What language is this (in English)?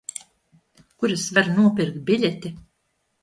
Latvian